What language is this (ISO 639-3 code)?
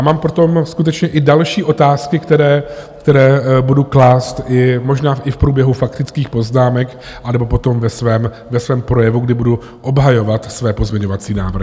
ces